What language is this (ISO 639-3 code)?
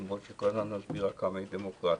heb